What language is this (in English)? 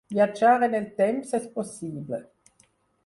Catalan